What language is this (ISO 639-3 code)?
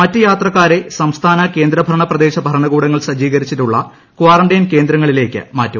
mal